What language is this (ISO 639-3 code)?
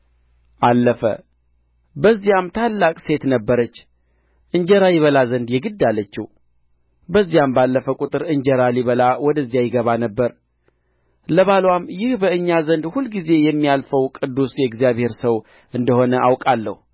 amh